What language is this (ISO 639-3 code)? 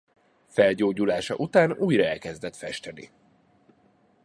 hun